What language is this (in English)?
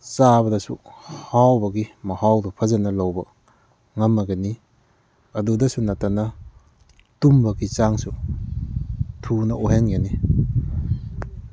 Manipuri